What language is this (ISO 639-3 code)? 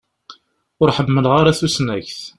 kab